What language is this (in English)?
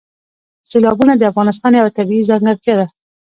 Pashto